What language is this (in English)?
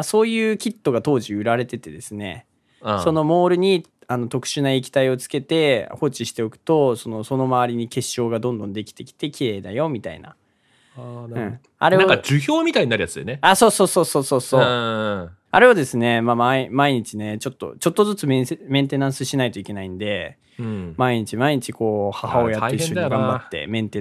Japanese